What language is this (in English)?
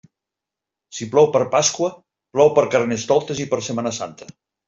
Catalan